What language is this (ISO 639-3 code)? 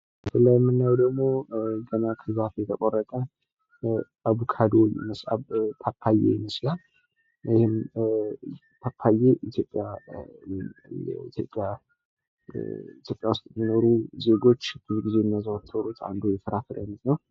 amh